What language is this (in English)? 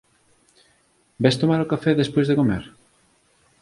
Galician